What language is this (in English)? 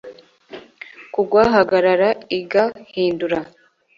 Kinyarwanda